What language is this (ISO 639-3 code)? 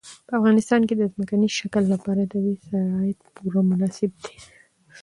pus